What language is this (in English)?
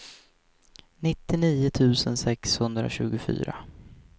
Swedish